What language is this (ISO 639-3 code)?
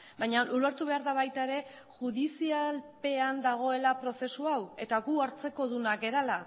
eus